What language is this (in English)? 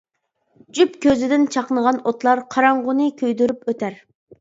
Uyghur